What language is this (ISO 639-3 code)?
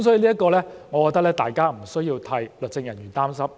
yue